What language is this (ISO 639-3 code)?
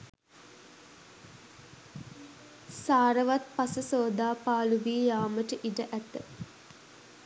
sin